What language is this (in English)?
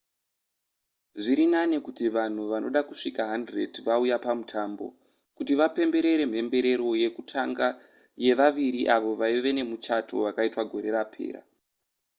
Shona